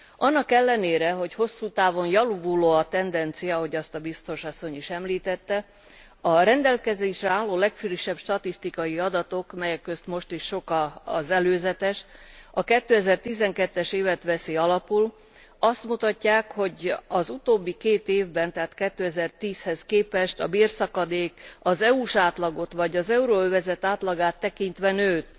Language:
Hungarian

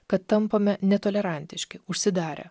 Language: Lithuanian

